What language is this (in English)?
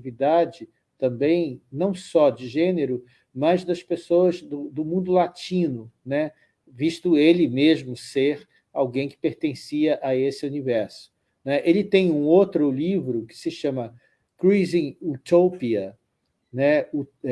Portuguese